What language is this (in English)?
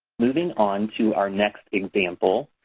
English